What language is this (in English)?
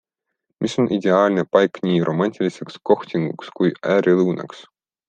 Estonian